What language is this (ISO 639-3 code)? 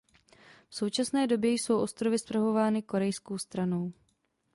ces